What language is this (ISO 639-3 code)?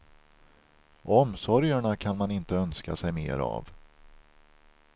swe